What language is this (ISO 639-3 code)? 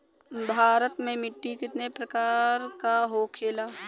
bho